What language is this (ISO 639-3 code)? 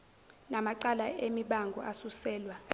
zul